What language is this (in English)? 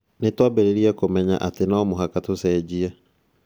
Kikuyu